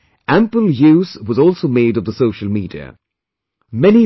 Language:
English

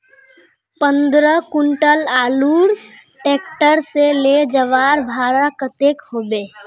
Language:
Magahi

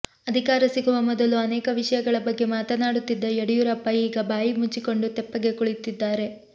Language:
Kannada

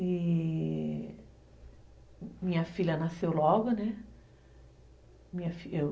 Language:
Portuguese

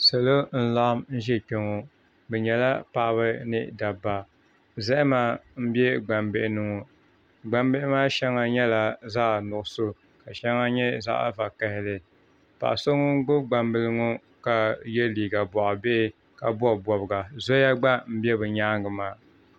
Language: Dagbani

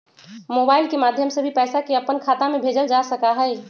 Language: Magahi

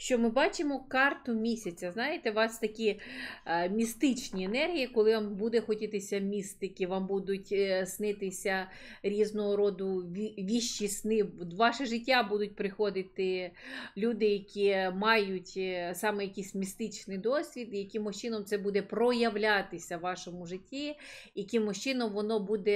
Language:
Ukrainian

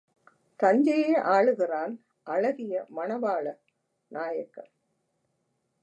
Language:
Tamil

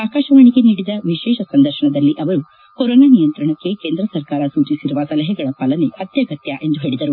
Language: Kannada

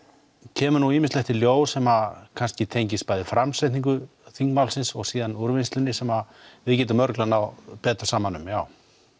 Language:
Icelandic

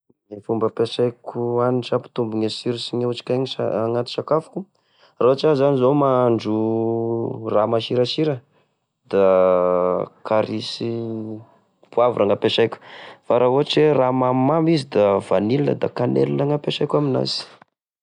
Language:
Tesaka Malagasy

